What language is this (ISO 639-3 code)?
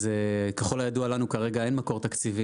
heb